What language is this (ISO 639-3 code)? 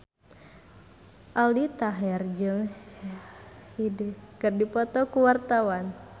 sun